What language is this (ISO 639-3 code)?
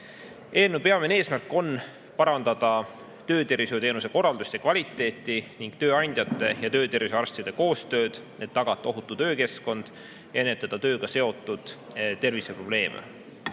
est